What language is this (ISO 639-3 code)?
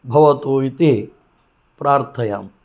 san